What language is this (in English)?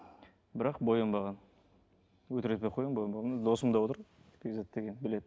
Kazakh